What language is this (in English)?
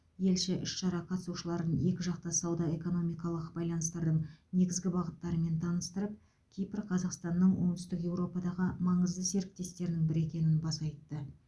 Kazakh